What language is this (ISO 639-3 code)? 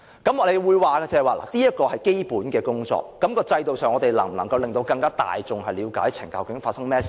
yue